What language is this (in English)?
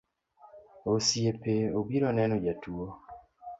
Luo (Kenya and Tanzania)